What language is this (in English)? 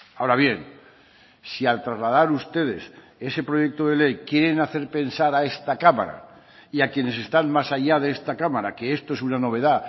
Spanish